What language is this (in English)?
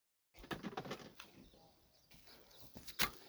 Somali